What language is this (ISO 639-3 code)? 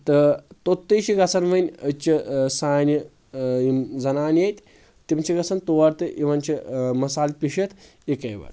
kas